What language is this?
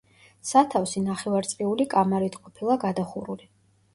Georgian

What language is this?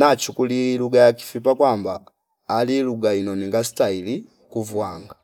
Fipa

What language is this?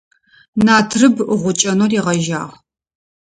Adyghe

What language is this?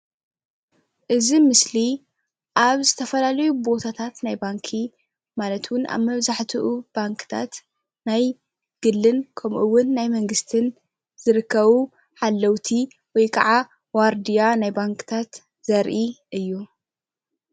Tigrinya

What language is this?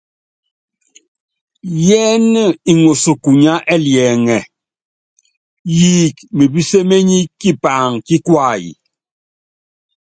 Yangben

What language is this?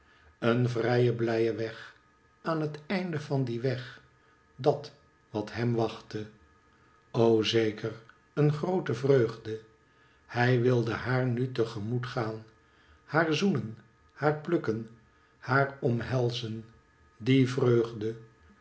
Dutch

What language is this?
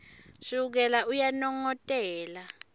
Swati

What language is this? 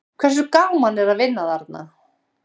Icelandic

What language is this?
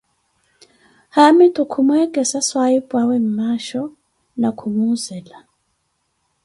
Koti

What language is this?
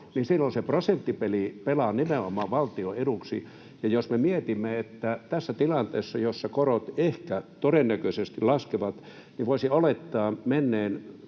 Finnish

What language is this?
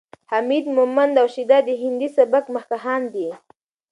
Pashto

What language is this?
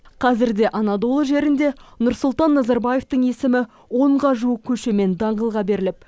Kazakh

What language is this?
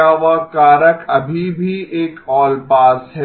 Hindi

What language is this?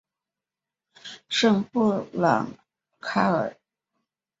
Chinese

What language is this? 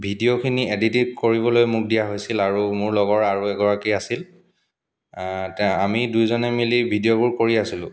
Assamese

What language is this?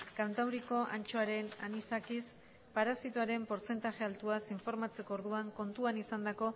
Basque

